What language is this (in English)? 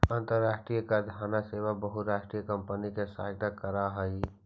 Magahi